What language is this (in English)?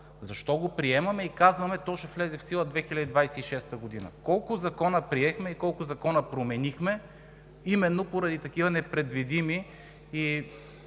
Bulgarian